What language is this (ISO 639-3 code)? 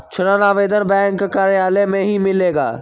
mag